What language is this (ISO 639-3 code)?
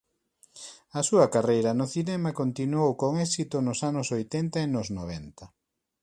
glg